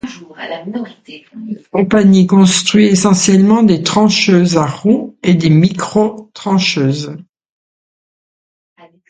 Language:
French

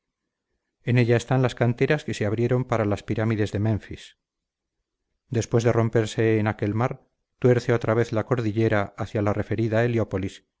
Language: Spanish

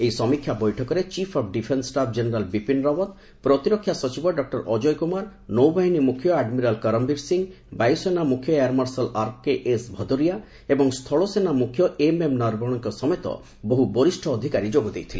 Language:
Odia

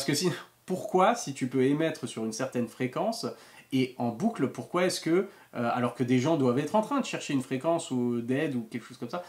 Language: French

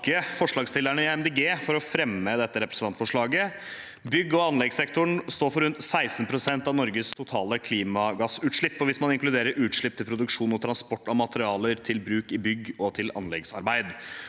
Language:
Norwegian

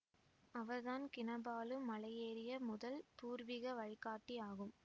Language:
Tamil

